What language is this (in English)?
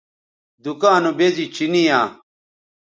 Bateri